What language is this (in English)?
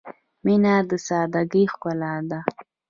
Pashto